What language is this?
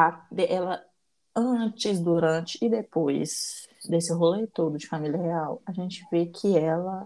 Portuguese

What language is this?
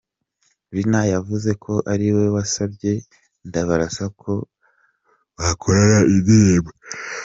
Kinyarwanda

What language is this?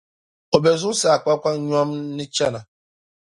Dagbani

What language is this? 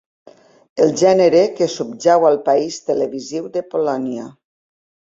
Catalan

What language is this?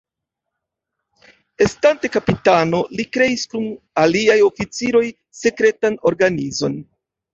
Esperanto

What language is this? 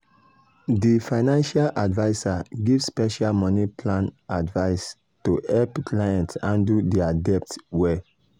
Nigerian Pidgin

